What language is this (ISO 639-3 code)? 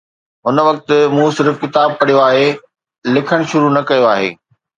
snd